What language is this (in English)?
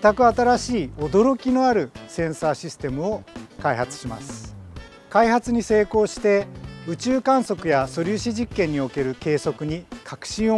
Japanese